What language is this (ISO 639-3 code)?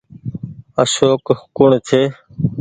gig